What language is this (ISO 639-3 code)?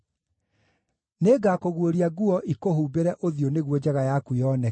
kik